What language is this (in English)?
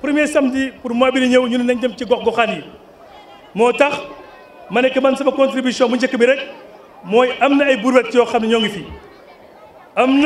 French